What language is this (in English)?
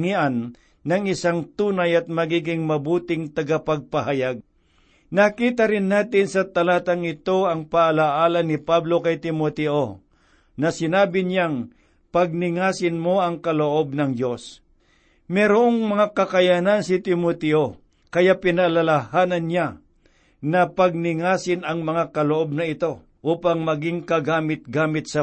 Filipino